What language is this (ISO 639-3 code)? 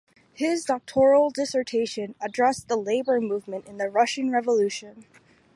eng